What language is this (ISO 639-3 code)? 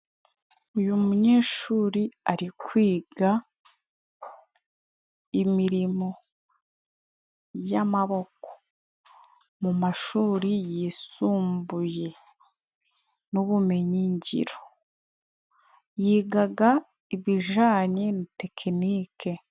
kin